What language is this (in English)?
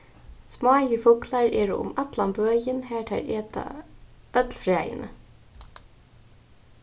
Faroese